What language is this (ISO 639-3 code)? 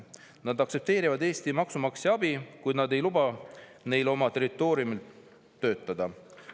est